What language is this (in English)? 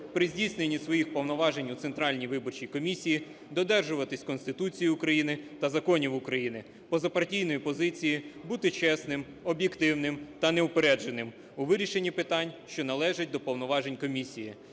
Ukrainian